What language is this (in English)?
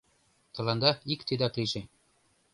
Mari